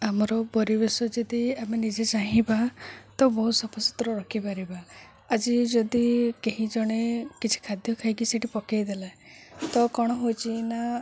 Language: Odia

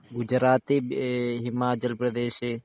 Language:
Malayalam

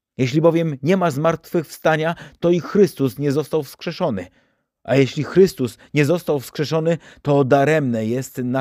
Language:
Polish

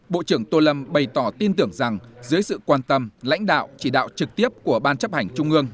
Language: Vietnamese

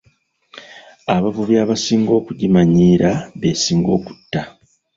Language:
Ganda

